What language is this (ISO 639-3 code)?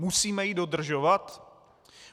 ces